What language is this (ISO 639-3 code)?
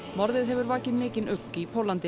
isl